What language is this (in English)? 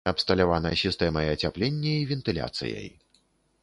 Belarusian